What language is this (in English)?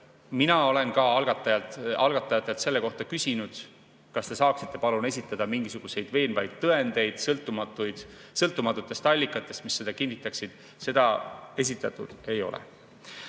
Estonian